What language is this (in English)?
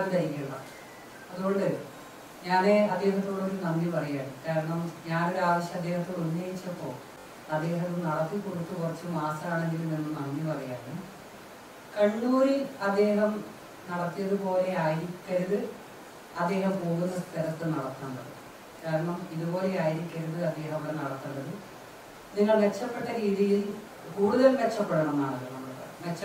Italian